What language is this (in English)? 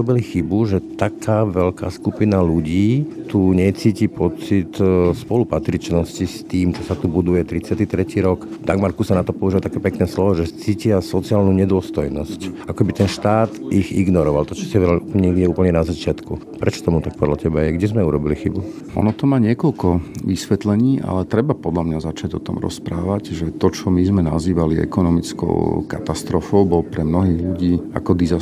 Slovak